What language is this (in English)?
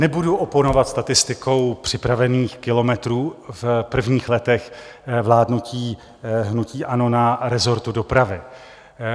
Czech